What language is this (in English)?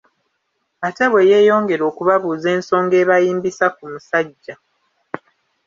Ganda